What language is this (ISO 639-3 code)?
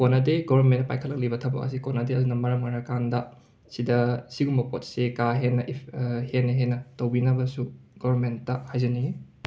mni